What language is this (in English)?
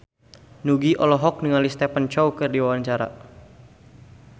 Sundanese